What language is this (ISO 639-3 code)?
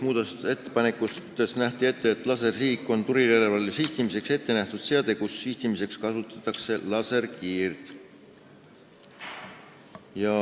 est